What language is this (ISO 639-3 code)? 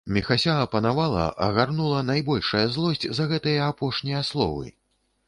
bel